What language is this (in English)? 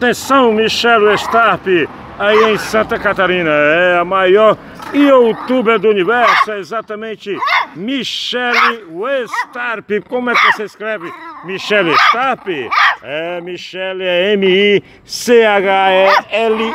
Portuguese